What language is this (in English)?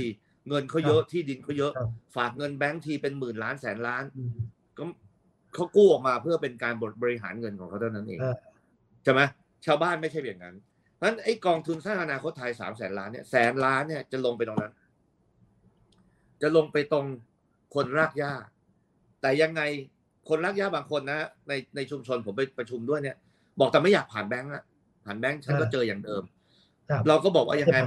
Thai